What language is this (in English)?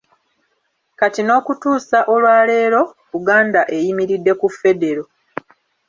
Ganda